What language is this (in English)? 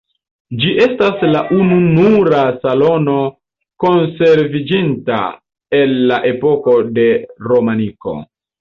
Esperanto